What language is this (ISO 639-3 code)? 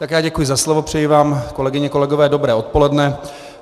ces